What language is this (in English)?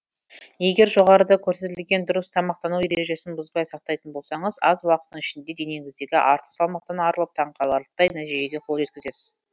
Kazakh